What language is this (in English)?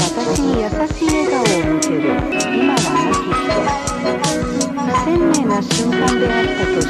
Japanese